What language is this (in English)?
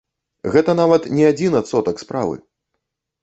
Belarusian